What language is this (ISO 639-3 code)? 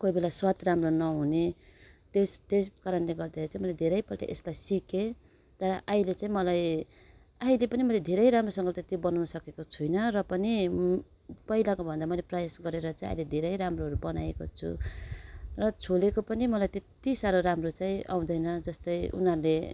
nep